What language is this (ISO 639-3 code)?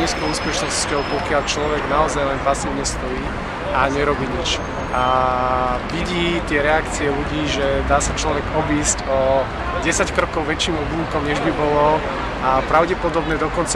ces